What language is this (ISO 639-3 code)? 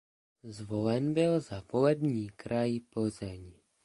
ces